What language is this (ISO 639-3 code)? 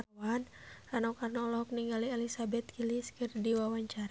sun